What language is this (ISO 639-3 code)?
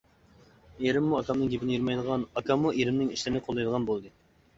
uig